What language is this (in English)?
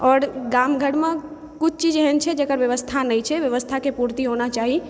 Maithili